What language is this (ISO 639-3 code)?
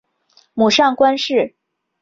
zho